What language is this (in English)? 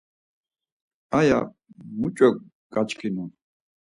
Laz